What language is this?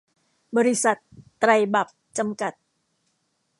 Thai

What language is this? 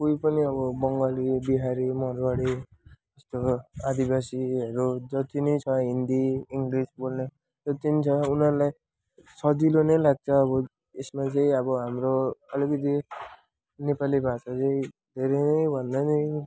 Nepali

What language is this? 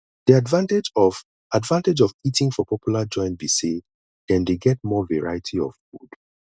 Nigerian Pidgin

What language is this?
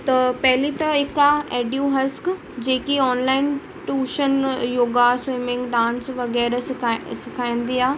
Sindhi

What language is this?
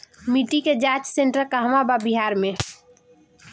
Bhojpuri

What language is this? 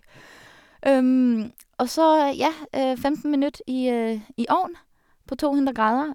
Norwegian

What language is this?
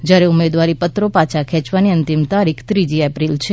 Gujarati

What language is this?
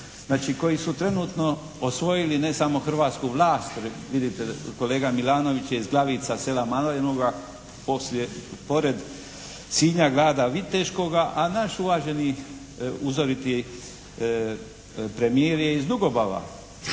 Croatian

